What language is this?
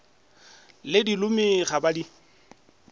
Northern Sotho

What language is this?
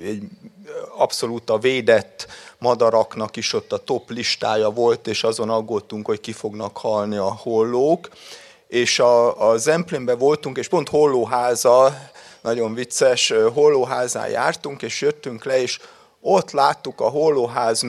Hungarian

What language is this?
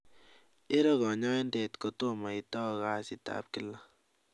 Kalenjin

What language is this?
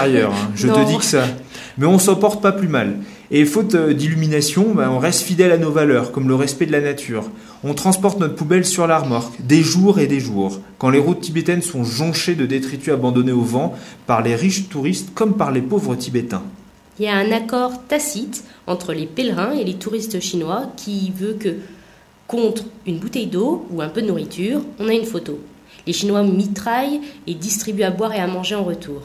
French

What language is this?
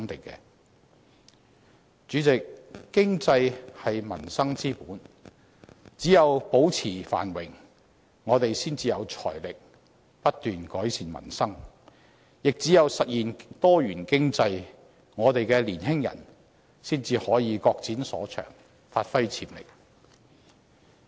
Cantonese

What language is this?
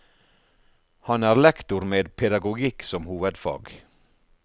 Norwegian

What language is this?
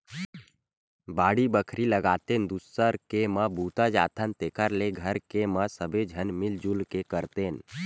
Chhattisgarhi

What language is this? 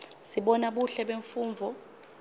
Swati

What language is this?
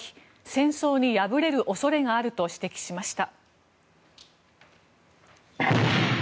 Japanese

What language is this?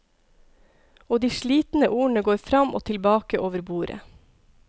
Norwegian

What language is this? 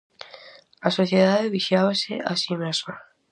Galician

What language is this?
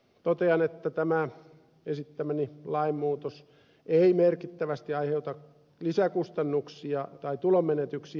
Finnish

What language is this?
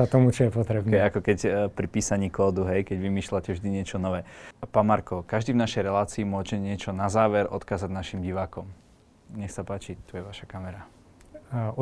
Slovak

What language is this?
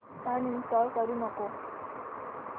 Marathi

